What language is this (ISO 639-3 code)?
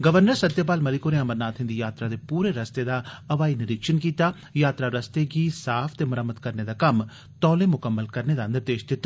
doi